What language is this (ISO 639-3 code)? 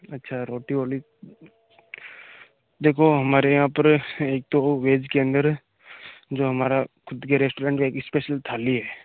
hin